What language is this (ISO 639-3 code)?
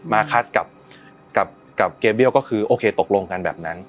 tha